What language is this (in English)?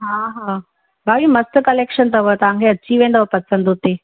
Sindhi